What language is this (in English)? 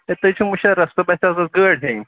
Kashmiri